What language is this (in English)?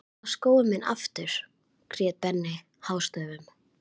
Icelandic